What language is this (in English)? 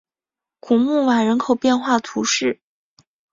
Chinese